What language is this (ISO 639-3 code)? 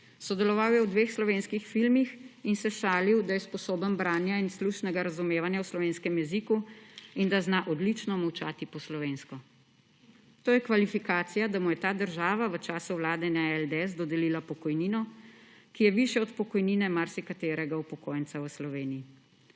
slv